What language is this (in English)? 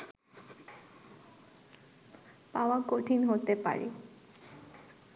Bangla